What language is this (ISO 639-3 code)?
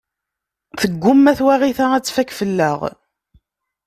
kab